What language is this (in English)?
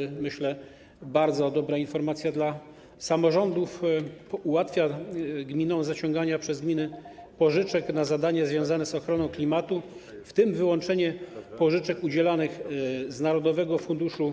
Polish